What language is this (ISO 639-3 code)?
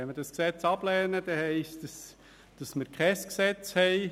gsw